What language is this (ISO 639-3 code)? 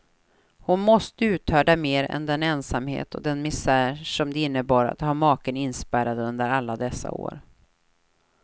swe